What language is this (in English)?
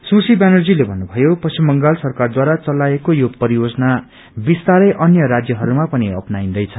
Nepali